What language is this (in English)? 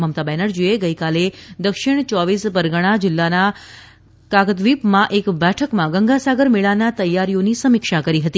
Gujarati